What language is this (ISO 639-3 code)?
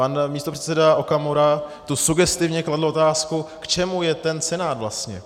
ces